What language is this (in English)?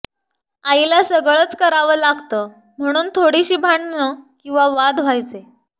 Marathi